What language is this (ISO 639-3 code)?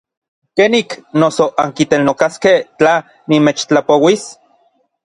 nlv